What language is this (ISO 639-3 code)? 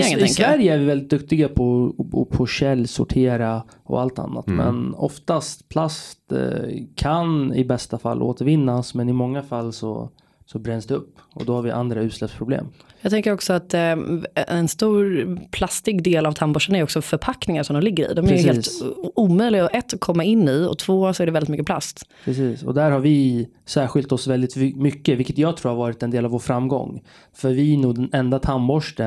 swe